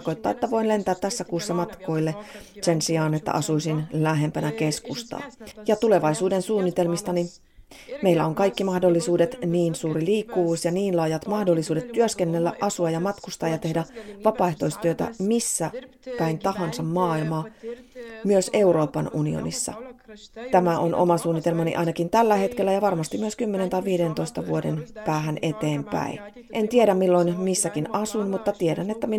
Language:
Finnish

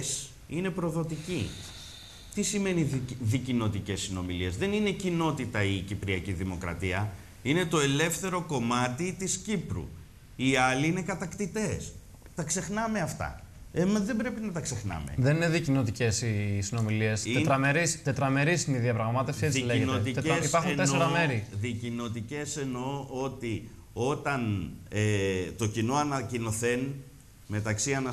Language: Greek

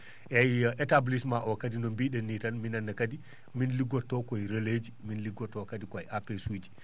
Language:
Fula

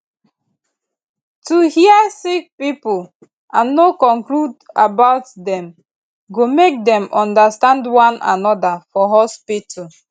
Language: Nigerian Pidgin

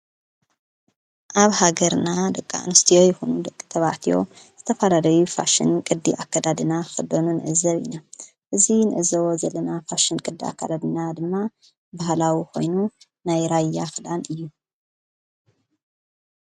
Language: Tigrinya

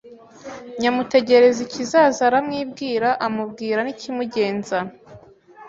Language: Kinyarwanda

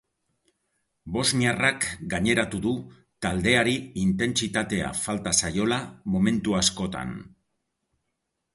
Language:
Basque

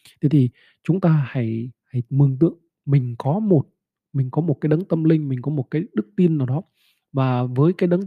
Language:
Vietnamese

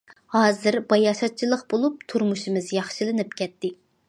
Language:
Uyghur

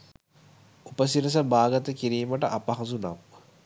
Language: Sinhala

